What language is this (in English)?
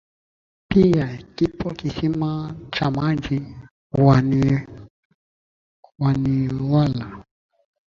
Swahili